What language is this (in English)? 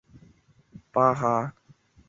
Chinese